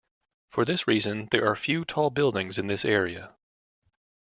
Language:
English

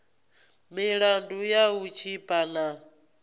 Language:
Venda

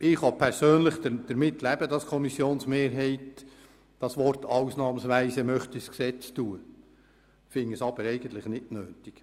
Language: Swiss German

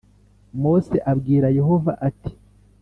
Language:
Kinyarwanda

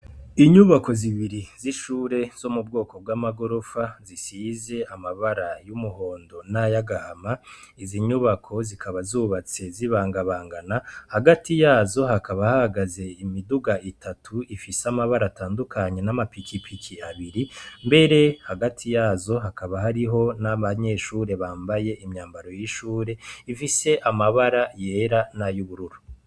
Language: Rundi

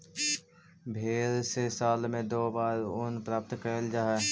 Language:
Magahi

